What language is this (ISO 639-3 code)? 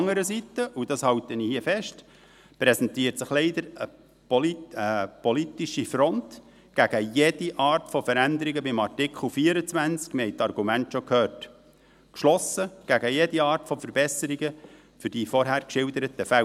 gsw